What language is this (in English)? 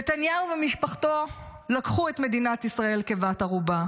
Hebrew